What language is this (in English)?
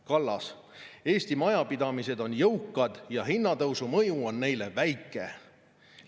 Estonian